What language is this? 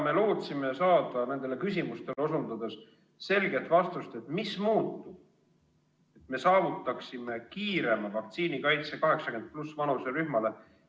Estonian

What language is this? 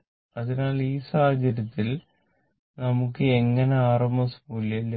Malayalam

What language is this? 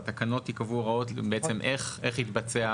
Hebrew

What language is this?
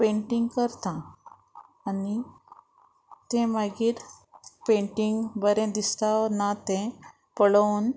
Konkani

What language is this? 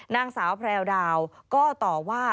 Thai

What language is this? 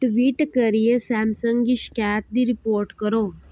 Dogri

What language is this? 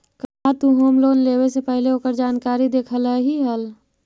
Magahi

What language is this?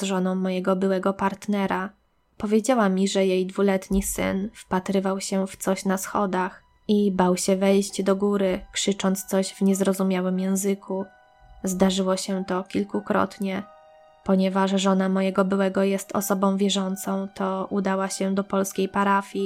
Polish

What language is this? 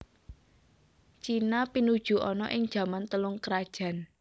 Javanese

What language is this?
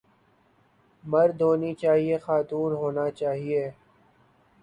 Urdu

